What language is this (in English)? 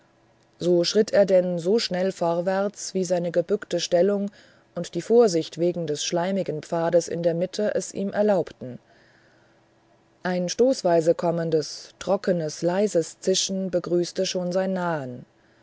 German